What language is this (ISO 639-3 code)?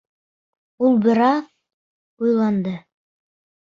bak